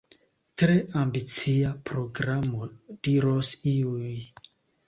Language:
Esperanto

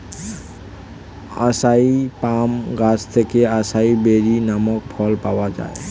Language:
Bangla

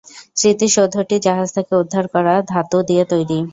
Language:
Bangla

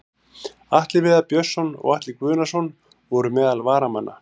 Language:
Icelandic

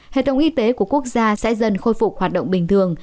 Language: Vietnamese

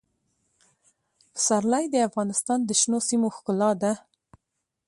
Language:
Pashto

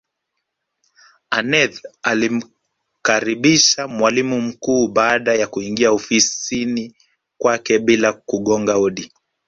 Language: Swahili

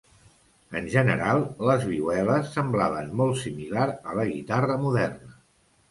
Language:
Catalan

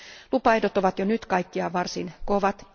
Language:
Finnish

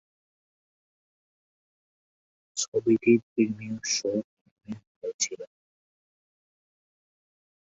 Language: Bangla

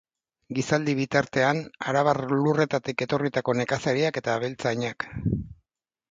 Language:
Basque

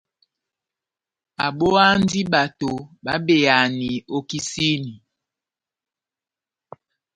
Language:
Batanga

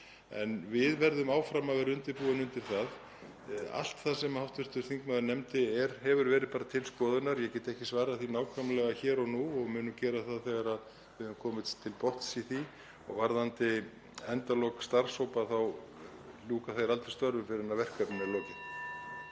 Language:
Icelandic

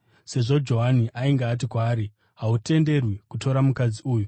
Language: Shona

